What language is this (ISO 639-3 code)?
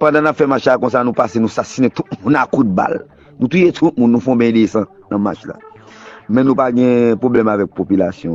fra